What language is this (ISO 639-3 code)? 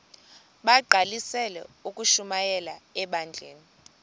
xho